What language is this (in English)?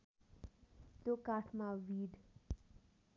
Nepali